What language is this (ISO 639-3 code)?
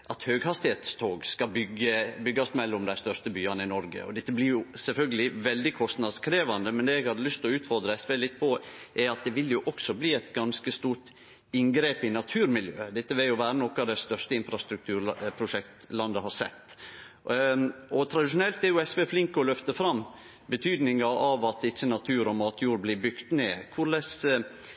nno